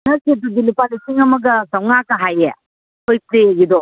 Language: Manipuri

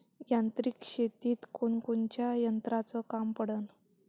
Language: Marathi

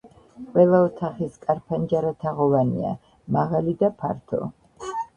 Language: Georgian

